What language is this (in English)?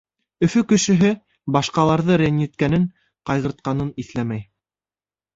Bashkir